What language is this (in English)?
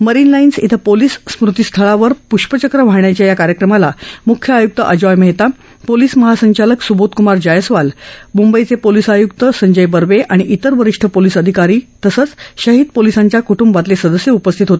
Marathi